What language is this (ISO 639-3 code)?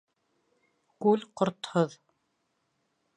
bak